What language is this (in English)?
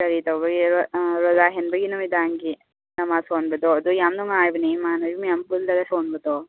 Manipuri